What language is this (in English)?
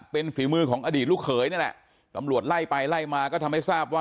Thai